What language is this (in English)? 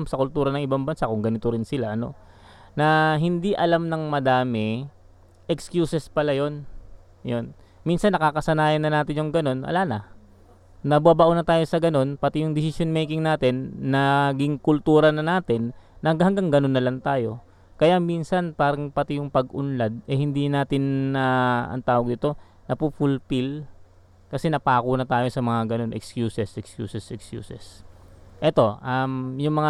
Filipino